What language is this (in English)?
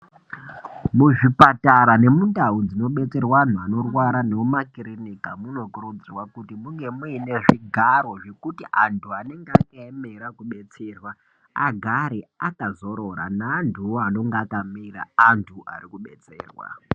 Ndau